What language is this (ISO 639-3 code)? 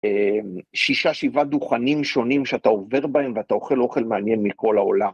heb